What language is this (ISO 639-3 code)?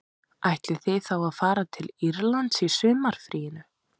isl